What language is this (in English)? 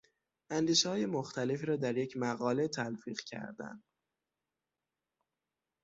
Persian